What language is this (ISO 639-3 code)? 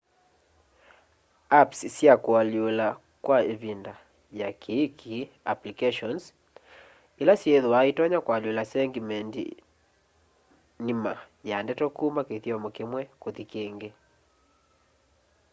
kam